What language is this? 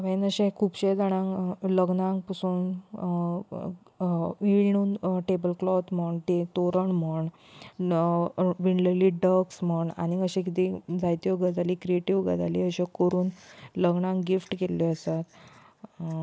Konkani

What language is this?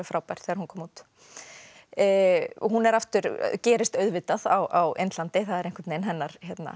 Icelandic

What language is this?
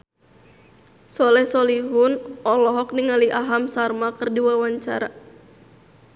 Sundanese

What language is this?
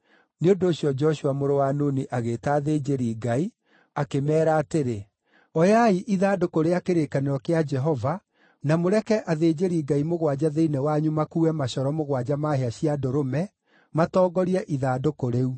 Kikuyu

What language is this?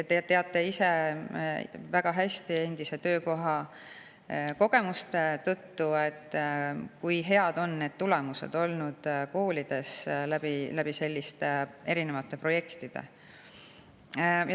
Estonian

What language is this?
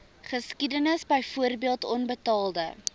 Afrikaans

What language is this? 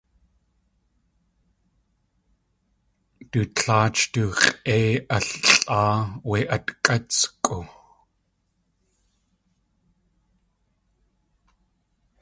Tlingit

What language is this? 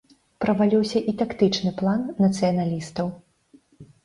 Belarusian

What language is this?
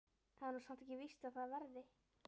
Icelandic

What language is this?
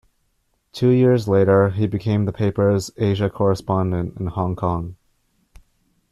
English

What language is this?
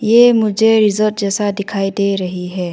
Hindi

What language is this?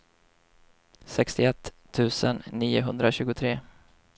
Swedish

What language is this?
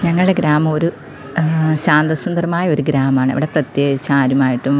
Malayalam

